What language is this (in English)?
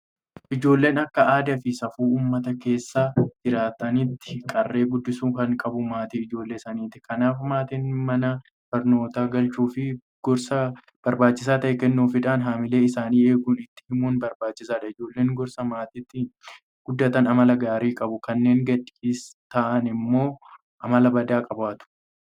Oromo